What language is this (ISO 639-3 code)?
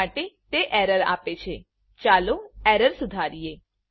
guj